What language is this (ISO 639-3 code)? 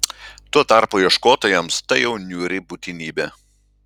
lit